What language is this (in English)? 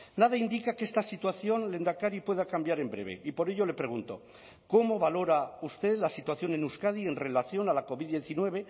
Spanish